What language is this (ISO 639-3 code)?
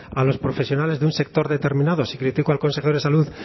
spa